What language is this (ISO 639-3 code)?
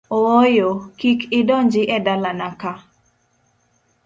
luo